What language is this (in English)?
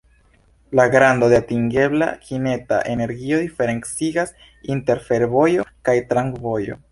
Esperanto